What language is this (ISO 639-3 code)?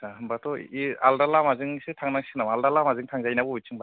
brx